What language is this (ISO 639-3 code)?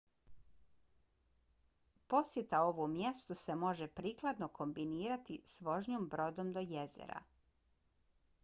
bos